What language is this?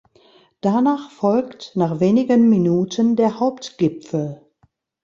German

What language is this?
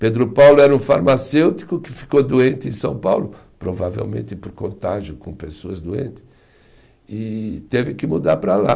Portuguese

